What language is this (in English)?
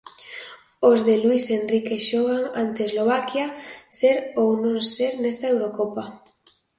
Galician